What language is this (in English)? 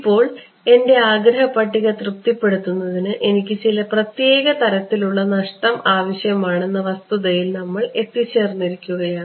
Malayalam